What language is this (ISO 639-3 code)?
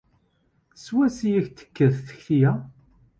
kab